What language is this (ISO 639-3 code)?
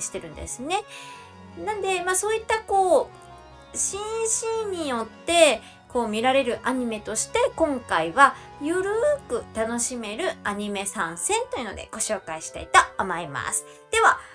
jpn